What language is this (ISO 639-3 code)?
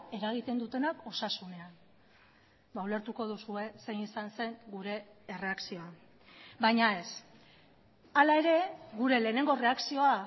eus